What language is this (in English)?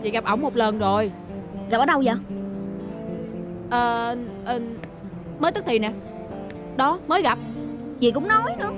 Vietnamese